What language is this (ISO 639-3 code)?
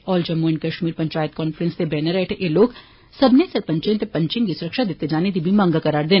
doi